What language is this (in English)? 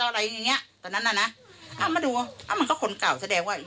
Thai